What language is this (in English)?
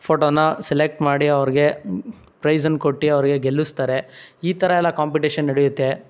Kannada